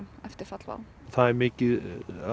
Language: Icelandic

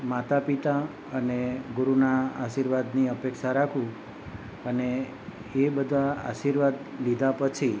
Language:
Gujarati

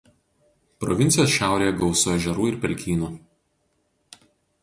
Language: Lithuanian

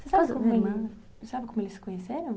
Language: Portuguese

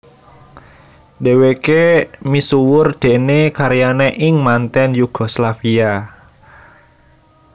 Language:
Javanese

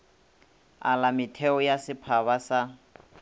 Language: Northern Sotho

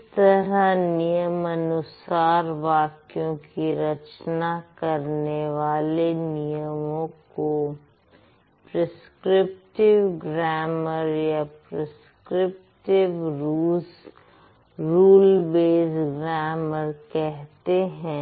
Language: Hindi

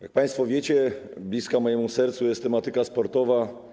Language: Polish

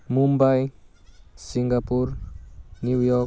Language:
Bodo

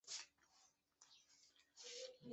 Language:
Chinese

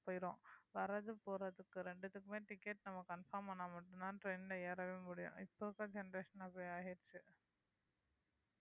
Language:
Tamil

